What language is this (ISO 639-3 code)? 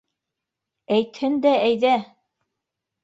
bak